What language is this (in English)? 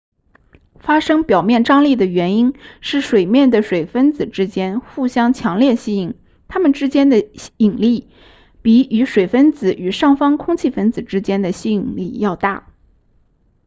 Chinese